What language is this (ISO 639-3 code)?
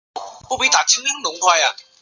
zho